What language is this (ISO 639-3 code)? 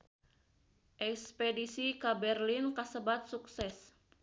sun